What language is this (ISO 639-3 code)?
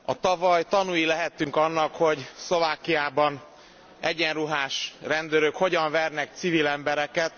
hun